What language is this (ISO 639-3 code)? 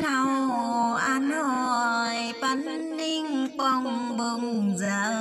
vie